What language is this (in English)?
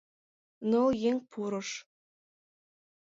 Mari